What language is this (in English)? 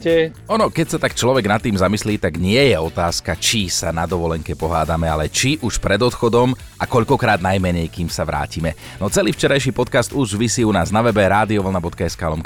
Slovak